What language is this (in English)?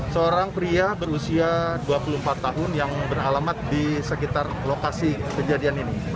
Indonesian